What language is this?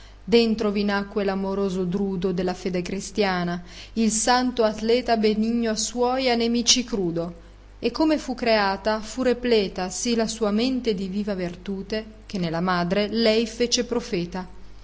Italian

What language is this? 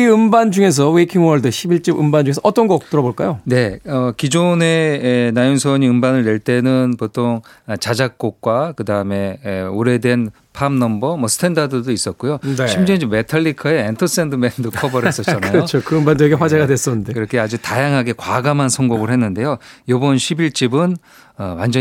Korean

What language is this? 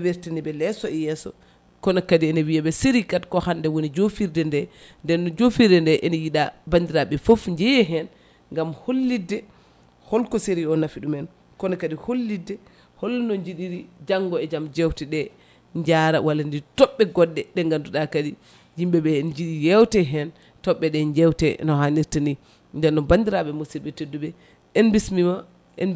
Fula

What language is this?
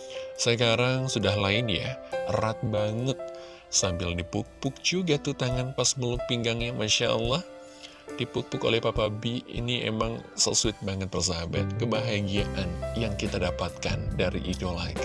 Indonesian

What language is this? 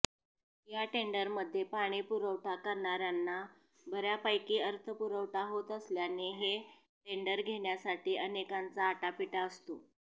Marathi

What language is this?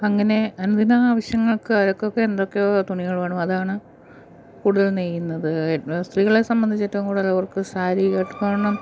Malayalam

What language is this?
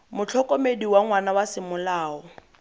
Tswana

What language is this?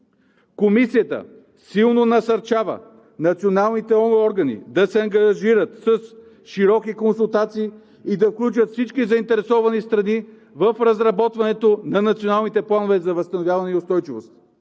Bulgarian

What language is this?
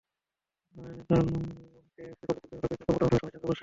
Bangla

